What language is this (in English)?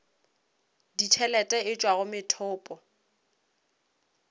Northern Sotho